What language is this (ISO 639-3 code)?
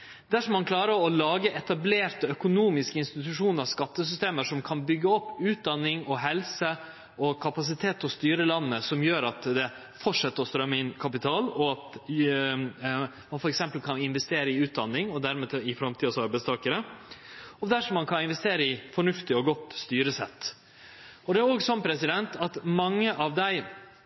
nno